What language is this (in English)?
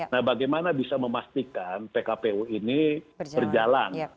Indonesian